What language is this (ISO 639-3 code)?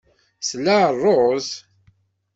kab